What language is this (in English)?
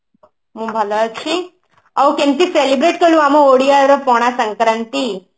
Odia